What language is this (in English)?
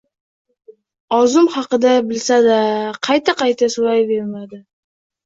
Uzbek